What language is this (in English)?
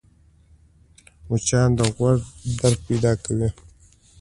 Pashto